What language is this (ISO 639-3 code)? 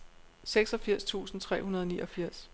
dan